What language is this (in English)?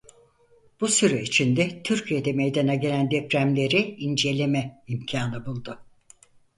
Turkish